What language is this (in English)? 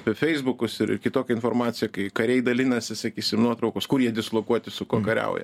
Lithuanian